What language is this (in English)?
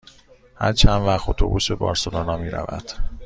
Persian